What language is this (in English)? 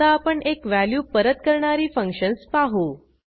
Marathi